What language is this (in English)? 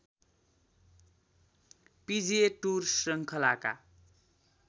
Nepali